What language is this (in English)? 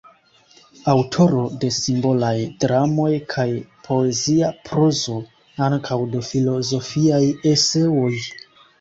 Esperanto